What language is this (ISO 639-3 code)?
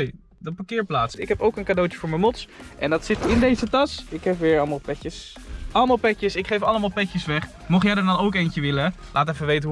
nld